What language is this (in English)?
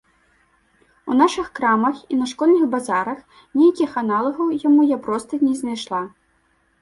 Belarusian